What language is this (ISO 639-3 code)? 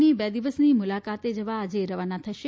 guj